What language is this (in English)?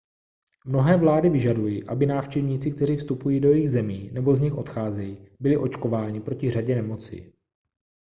Czech